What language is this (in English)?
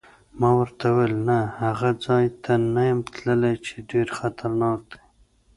Pashto